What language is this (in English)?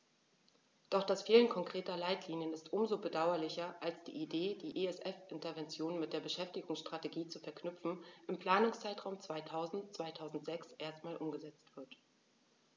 German